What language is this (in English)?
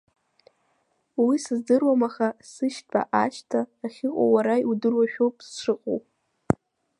Abkhazian